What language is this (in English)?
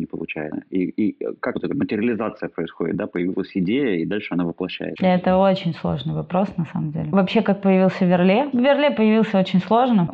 Russian